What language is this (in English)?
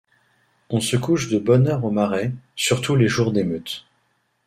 French